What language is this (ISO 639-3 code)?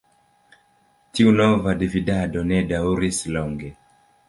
epo